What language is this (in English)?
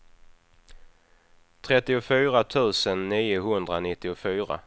Swedish